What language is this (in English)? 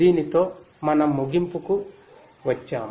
Telugu